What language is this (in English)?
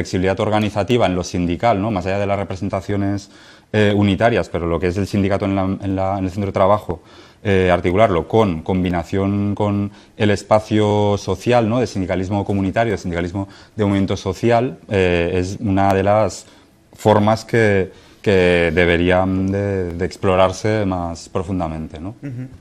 Spanish